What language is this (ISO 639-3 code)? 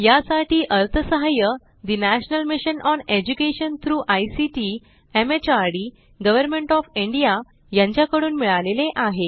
mar